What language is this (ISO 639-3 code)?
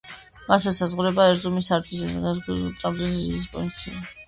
kat